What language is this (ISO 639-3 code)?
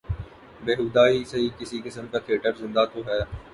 urd